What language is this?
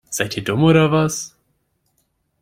German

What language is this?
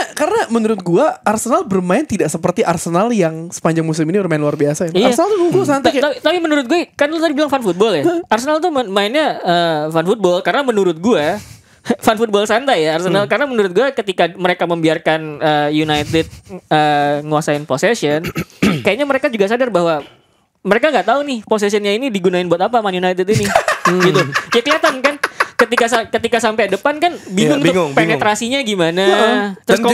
Indonesian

